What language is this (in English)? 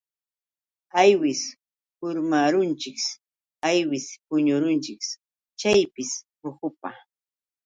Yauyos Quechua